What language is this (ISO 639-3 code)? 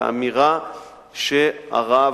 heb